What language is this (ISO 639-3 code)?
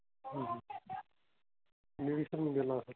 mar